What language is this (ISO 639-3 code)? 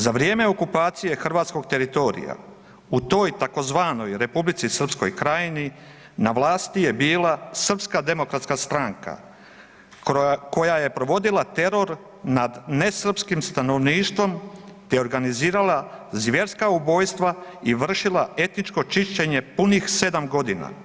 hrv